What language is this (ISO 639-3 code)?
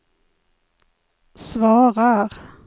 swe